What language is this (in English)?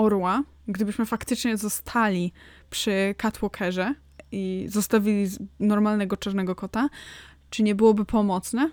Polish